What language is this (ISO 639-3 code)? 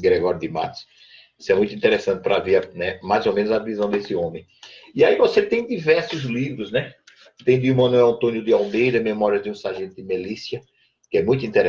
por